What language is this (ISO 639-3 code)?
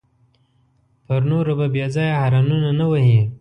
pus